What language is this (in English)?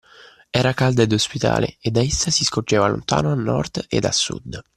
Italian